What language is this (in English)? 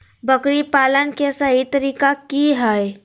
Magahi